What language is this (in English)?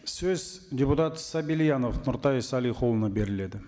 Kazakh